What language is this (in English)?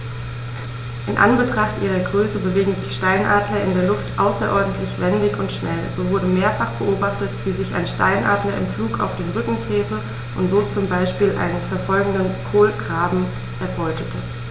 German